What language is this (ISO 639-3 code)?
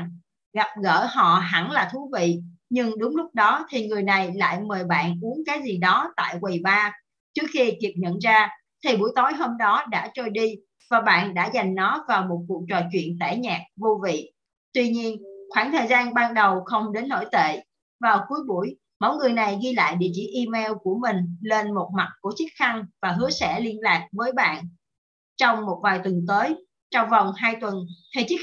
vie